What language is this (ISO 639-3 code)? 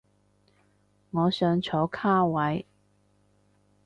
yue